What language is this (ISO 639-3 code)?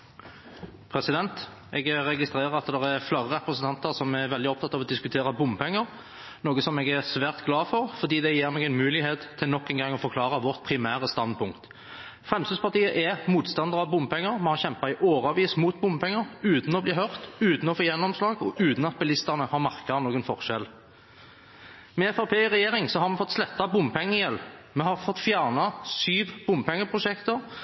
nob